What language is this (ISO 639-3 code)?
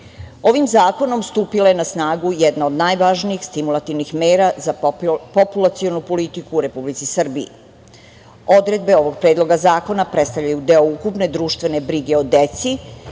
srp